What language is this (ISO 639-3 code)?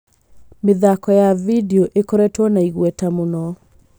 kik